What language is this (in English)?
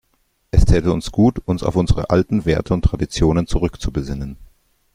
German